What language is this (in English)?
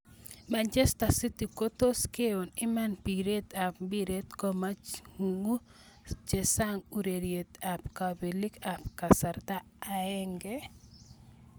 Kalenjin